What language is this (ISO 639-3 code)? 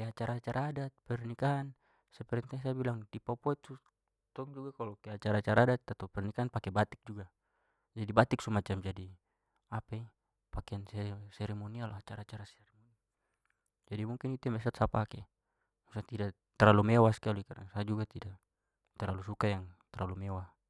pmy